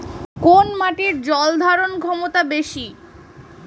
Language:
Bangla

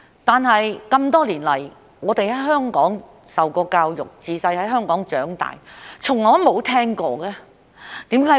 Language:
Cantonese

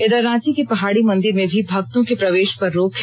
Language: Hindi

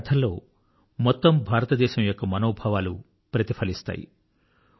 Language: Telugu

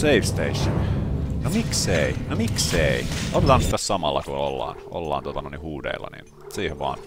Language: Finnish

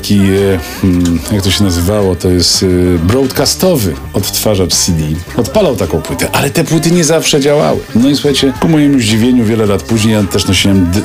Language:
Polish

